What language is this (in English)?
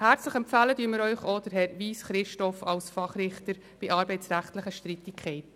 Swiss German